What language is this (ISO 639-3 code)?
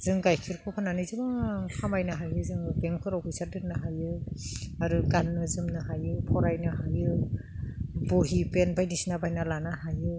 brx